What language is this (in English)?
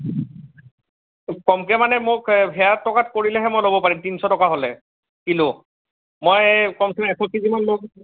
Assamese